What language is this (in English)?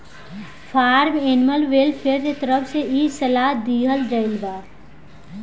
Bhojpuri